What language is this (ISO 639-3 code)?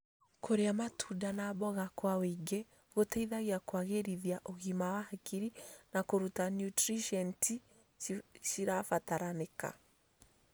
kik